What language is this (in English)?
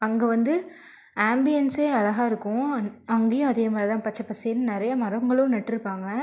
Tamil